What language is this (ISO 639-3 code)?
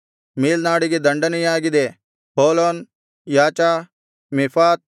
kan